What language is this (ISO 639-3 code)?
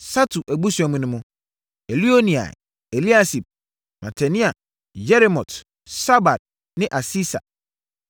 aka